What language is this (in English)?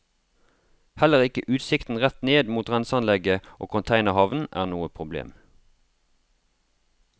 Norwegian